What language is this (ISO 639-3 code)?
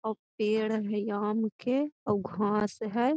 mag